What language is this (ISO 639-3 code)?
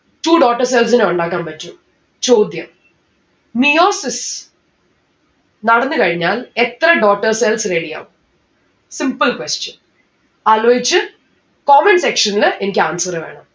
mal